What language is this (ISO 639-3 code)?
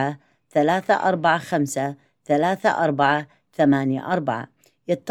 ara